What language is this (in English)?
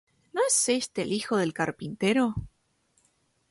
Spanish